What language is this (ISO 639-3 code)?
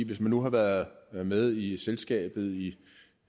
dan